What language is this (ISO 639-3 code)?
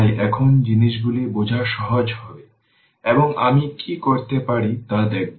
ben